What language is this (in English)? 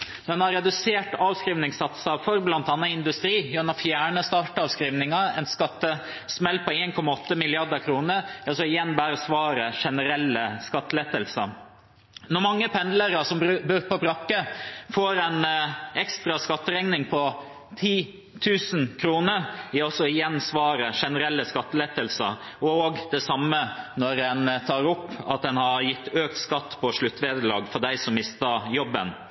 Norwegian Bokmål